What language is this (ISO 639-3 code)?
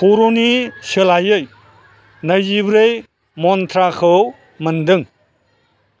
brx